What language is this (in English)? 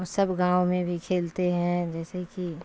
Urdu